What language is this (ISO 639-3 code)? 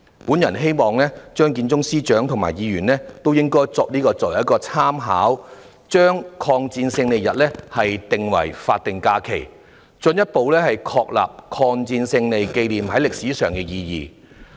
yue